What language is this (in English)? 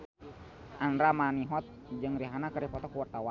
Sundanese